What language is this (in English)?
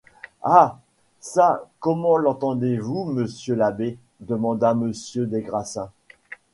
French